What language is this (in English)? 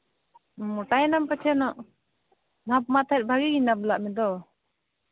Santali